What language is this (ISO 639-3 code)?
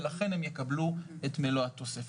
heb